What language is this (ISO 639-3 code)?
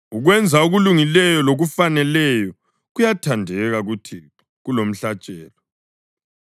nde